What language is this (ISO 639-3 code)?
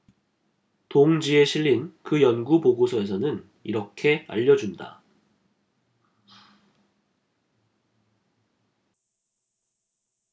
kor